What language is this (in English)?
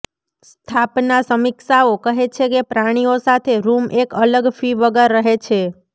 Gujarati